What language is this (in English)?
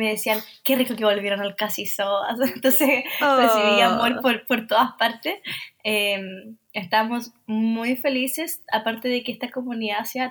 Spanish